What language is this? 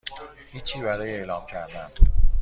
Persian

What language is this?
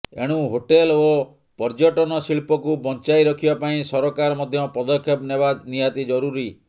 Odia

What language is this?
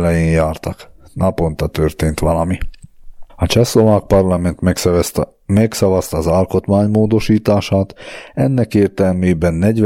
Hungarian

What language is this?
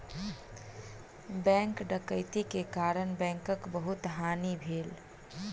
Maithili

